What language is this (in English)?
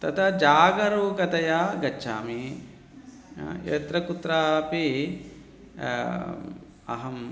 Sanskrit